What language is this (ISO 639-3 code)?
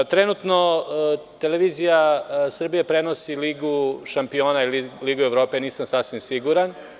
srp